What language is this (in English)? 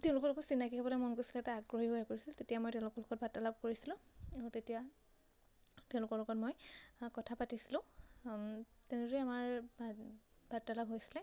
Assamese